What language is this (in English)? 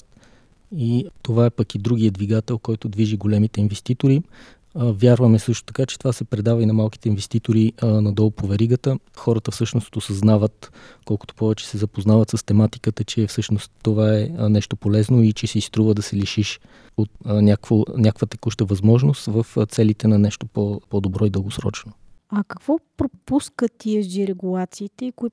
Bulgarian